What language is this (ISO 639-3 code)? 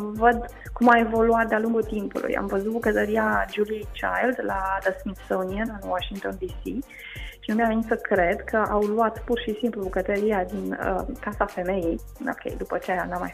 ron